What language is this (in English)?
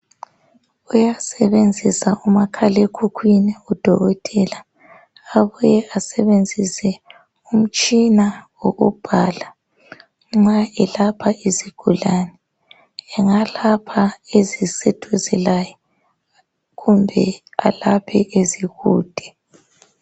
North Ndebele